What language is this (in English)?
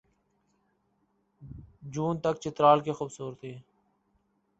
Urdu